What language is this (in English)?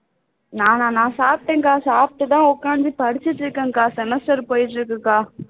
Tamil